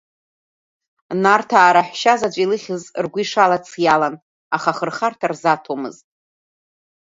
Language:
Abkhazian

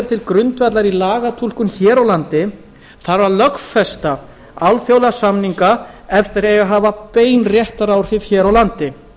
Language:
Icelandic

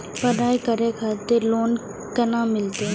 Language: Maithili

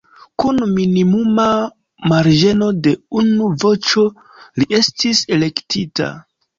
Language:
Esperanto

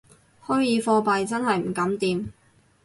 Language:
Cantonese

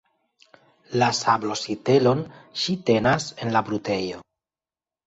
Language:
Esperanto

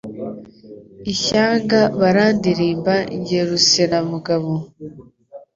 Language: Kinyarwanda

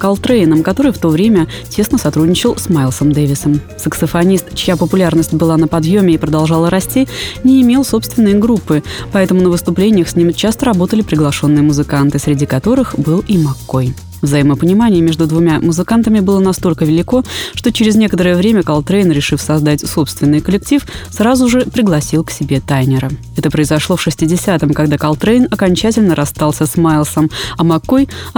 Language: Russian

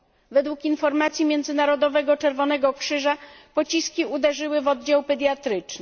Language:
Polish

